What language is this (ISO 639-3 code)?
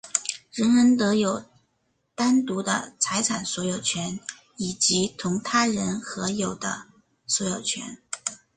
zho